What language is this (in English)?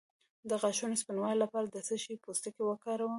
Pashto